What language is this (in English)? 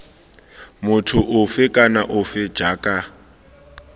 Tswana